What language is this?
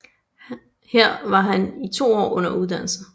Danish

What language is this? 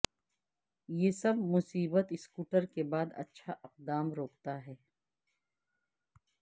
Urdu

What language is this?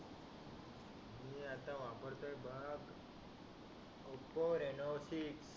Marathi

